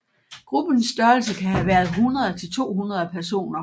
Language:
Danish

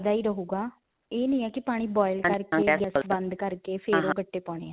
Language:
Punjabi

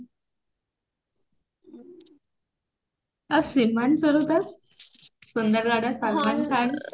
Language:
Odia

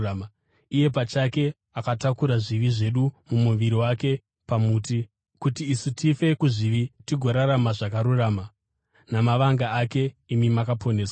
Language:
Shona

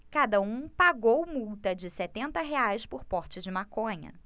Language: Portuguese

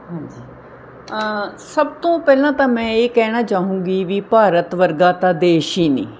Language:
Punjabi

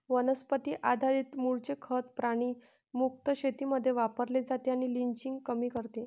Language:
Marathi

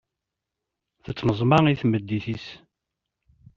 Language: Kabyle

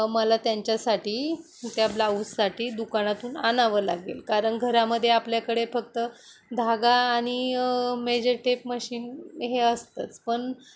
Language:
Marathi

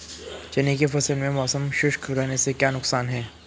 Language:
Hindi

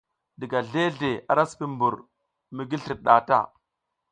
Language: South Giziga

